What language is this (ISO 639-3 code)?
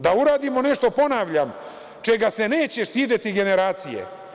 srp